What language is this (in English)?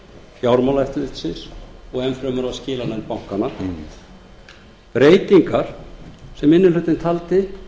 Icelandic